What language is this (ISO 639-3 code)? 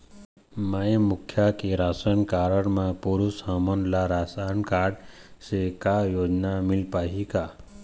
hne